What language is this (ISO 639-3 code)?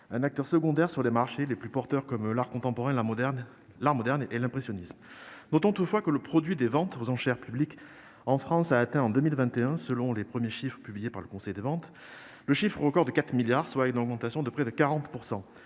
fra